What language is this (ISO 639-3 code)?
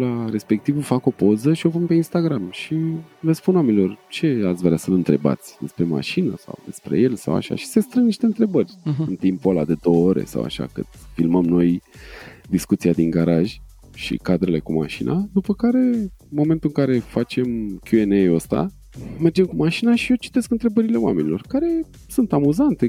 ron